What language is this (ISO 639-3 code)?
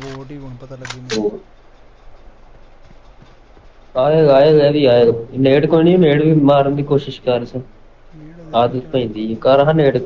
pan